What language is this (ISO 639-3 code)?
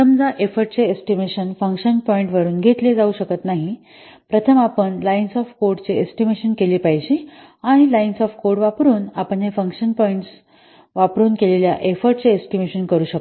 mar